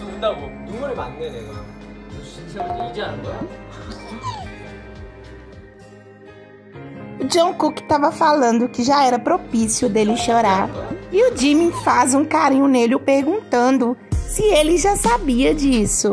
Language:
Portuguese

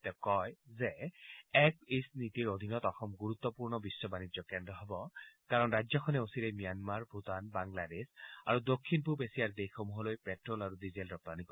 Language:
Assamese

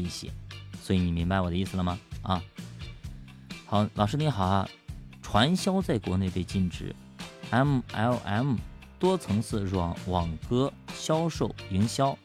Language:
Chinese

